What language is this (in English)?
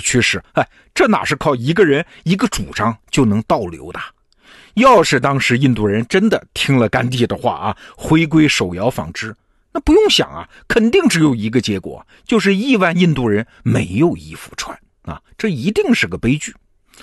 Chinese